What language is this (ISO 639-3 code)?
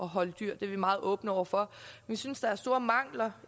dan